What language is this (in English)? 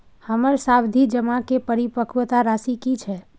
Maithili